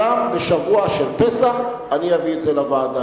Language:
Hebrew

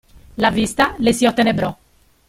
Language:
Italian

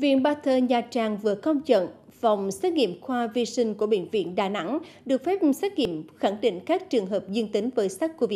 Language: Vietnamese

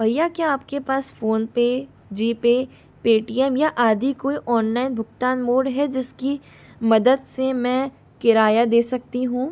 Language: Hindi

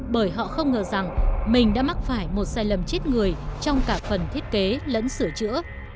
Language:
Vietnamese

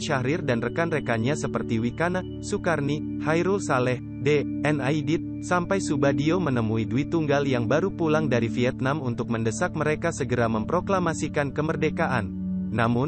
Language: Indonesian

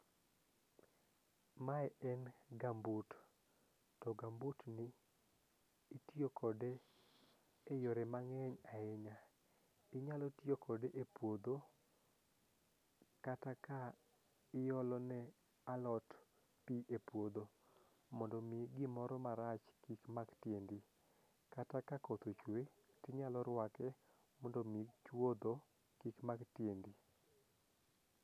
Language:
Luo (Kenya and Tanzania)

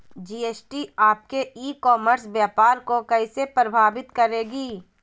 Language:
Magahi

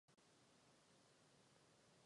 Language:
Czech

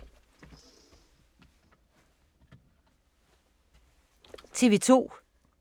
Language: Danish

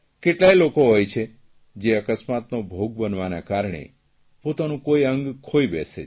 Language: Gujarati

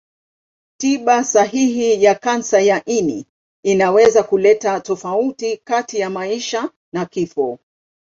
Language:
Swahili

